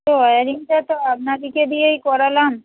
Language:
Bangla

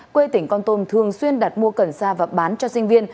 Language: Vietnamese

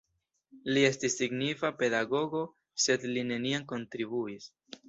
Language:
Esperanto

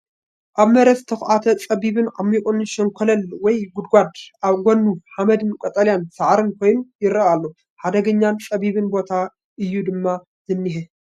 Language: Tigrinya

